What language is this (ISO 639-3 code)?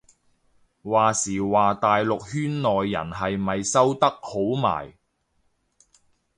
yue